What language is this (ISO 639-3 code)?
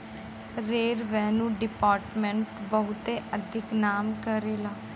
bho